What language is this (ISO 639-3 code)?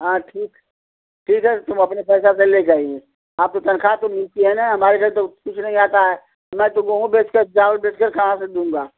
hin